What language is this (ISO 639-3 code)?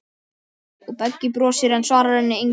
isl